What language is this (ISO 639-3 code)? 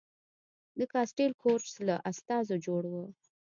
pus